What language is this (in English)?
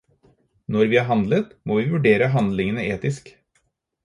Norwegian Bokmål